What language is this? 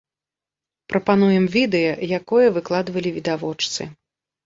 Belarusian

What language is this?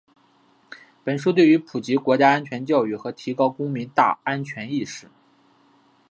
Chinese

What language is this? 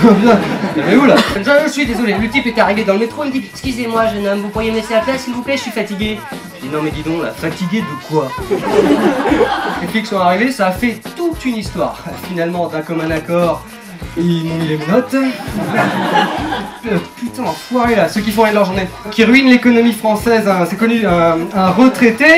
French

